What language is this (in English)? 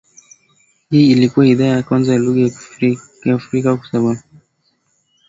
Swahili